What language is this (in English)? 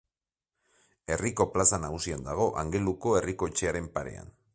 Basque